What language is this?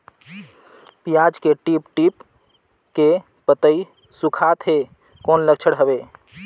Chhattisgarhi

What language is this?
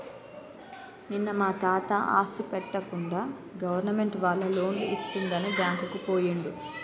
Telugu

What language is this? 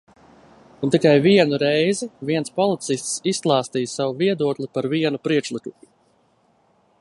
Latvian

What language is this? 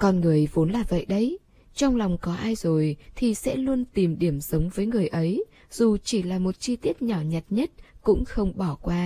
Vietnamese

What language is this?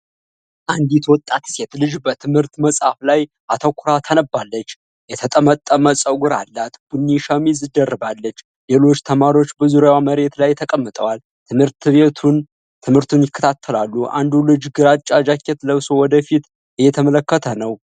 Amharic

